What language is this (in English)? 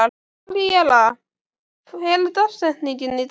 Icelandic